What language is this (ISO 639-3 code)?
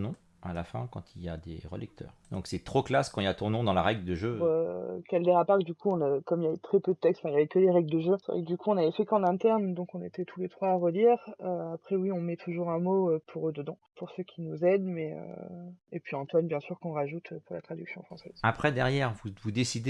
fra